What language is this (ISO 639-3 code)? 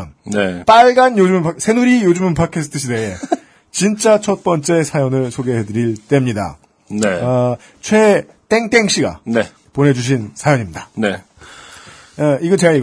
kor